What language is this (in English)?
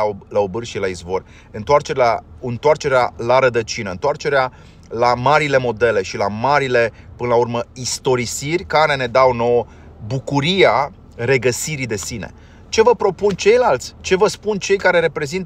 Romanian